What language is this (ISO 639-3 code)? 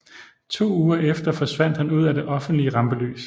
dan